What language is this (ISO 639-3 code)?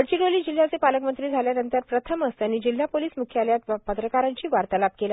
mar